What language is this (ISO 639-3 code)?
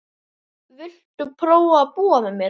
isl